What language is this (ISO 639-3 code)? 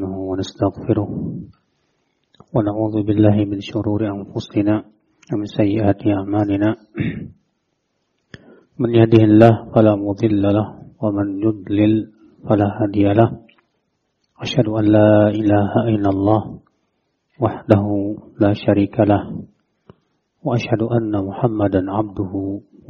ind